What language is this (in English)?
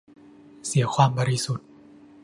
Thai